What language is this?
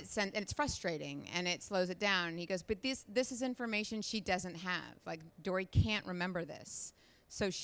English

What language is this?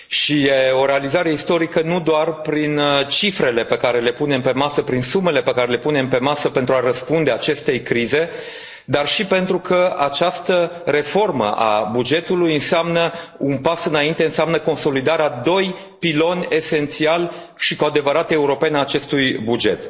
Romanian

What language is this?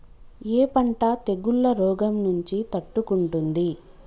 Telugu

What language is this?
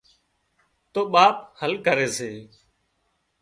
Wadiyara Koli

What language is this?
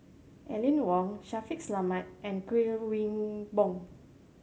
English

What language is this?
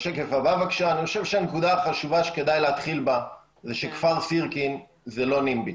Hebrew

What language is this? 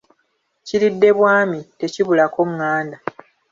Ganda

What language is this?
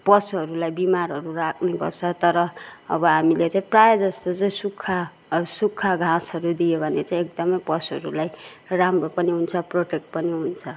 Nepali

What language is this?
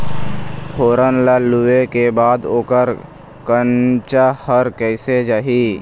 Chhattisgarhi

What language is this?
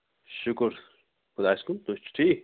Kashmiri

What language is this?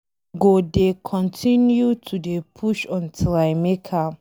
Nigerian Pidgin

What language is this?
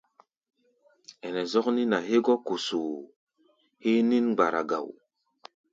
Gbaya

